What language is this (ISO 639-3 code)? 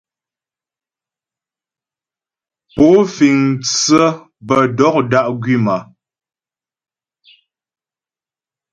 bbj